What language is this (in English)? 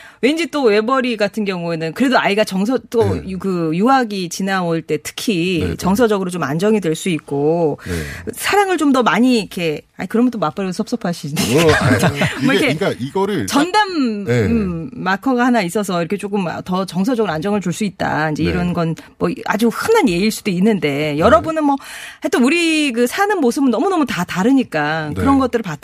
Korean